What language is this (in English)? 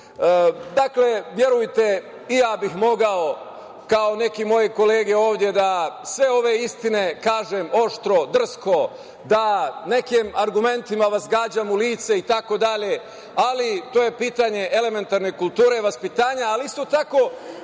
Serbian